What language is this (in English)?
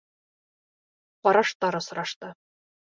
Bashkir